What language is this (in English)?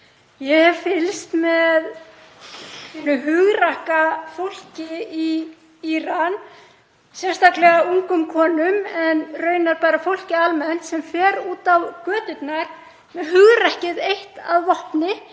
Icelandic